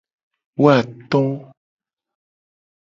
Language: Gen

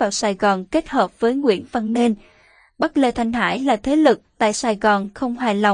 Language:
Vietnamese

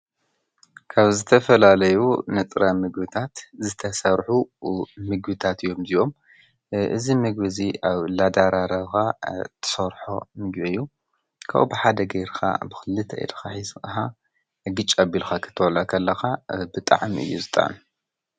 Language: Tigrinya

